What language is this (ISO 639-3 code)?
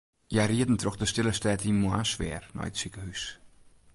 fry